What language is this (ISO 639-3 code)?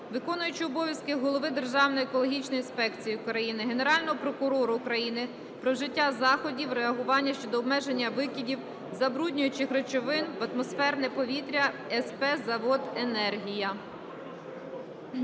ukr